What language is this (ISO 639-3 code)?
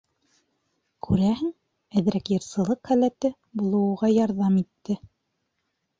bak